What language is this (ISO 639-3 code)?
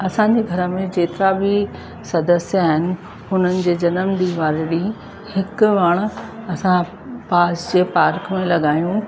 snd